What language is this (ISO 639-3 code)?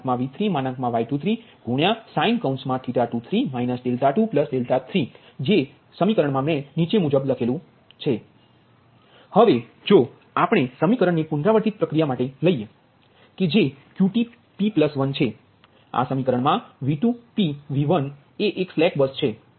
guj